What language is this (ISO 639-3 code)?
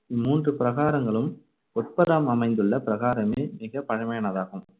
tam